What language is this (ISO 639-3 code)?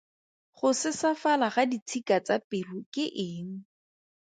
tsn